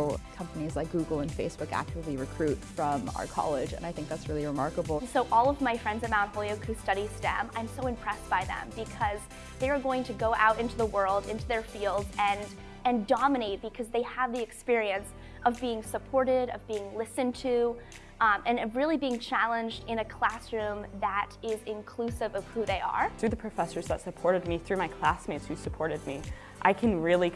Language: English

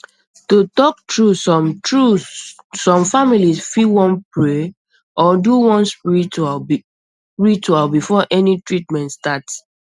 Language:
Nigerian Pidgin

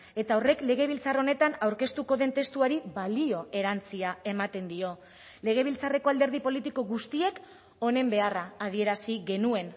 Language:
Basque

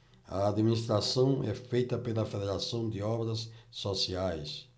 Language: Portuguese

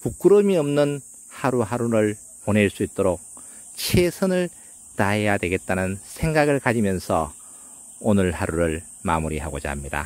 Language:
Korean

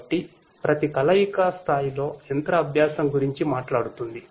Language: Telugu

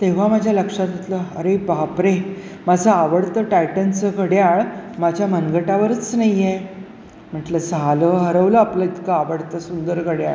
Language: Marathi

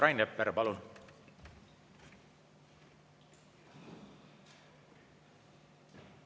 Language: Estonian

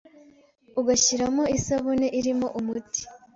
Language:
Kinyarwanda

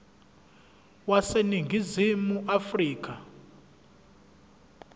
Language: Zulu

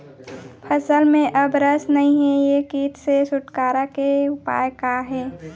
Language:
Chhattisgarhi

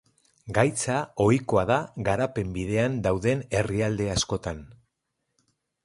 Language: Basque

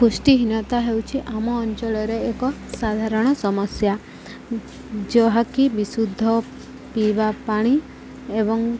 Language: Odia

